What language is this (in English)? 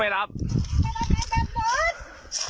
Thai